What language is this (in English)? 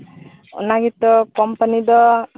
Santali